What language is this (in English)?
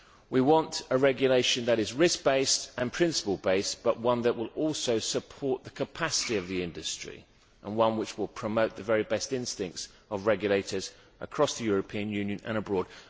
English